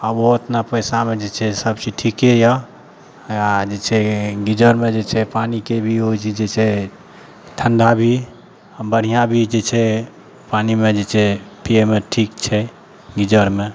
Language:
Maithili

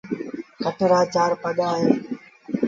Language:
Sindhi Bhil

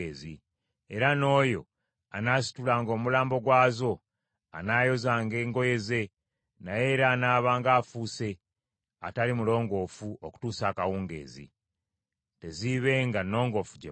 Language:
Ganda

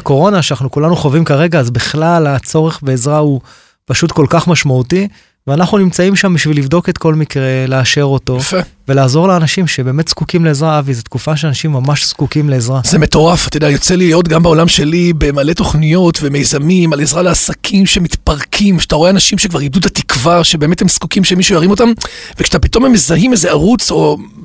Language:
Hebrew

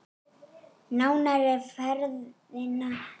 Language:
Icelandic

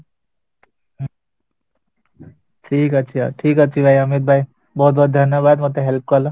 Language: Odia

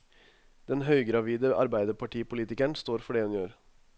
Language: Norwegian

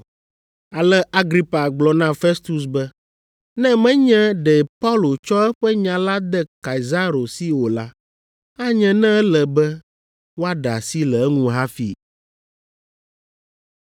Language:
Ewe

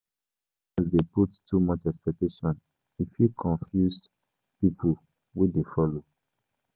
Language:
Nigerian Pidgin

